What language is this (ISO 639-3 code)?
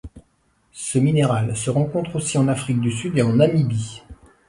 fra